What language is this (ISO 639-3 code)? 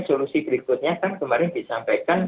ind